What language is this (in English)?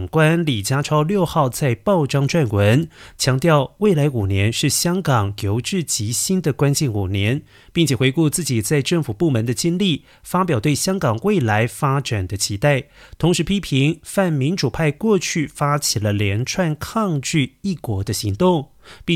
Chinese